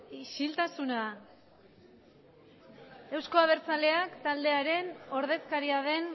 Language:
Basque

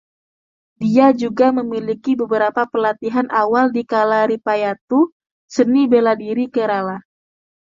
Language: Indonesian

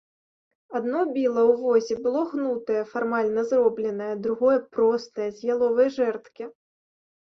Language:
Belarusian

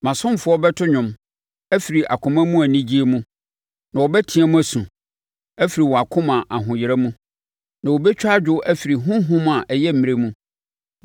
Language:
Akan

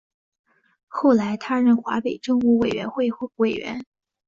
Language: Chinese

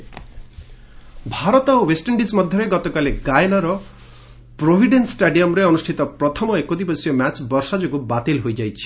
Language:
Odia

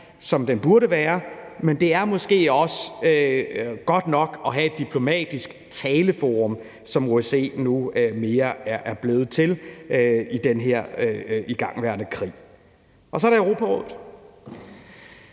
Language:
Danish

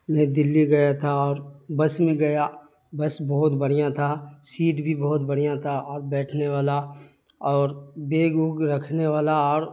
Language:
Urdu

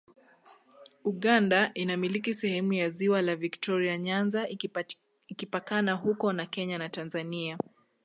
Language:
Swahili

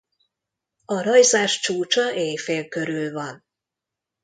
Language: Hungarian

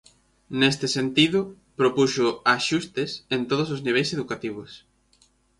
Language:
Galician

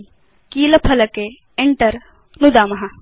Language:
Sanskrit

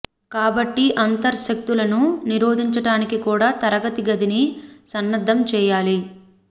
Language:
Telugu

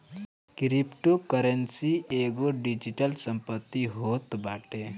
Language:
Bhojpuri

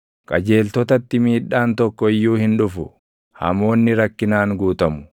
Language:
Oromo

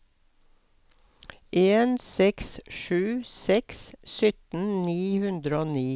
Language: Norwegian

